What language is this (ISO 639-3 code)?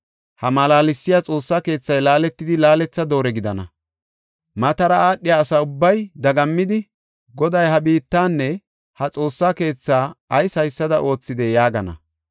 gof